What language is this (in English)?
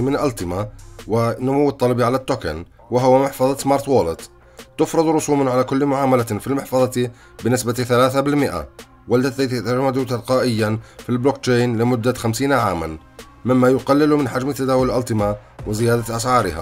Arabic